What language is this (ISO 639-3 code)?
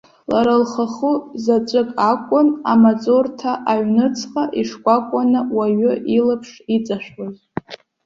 abk